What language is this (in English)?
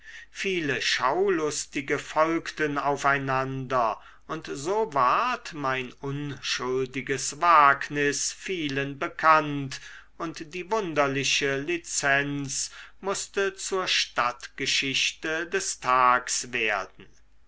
German